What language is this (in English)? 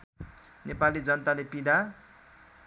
Nepali